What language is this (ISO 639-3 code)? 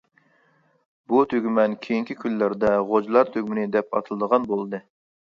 uig